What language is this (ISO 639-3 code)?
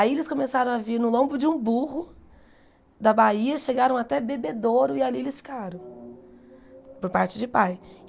por